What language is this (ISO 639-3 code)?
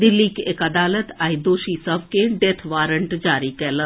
mai